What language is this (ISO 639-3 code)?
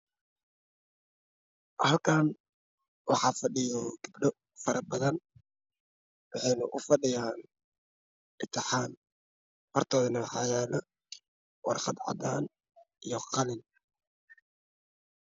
som